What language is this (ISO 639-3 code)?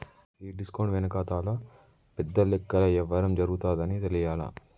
tel